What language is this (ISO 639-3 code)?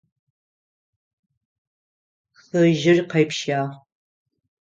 ady